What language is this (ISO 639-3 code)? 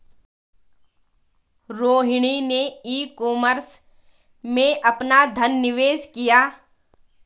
hin